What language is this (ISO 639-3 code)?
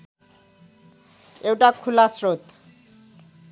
nep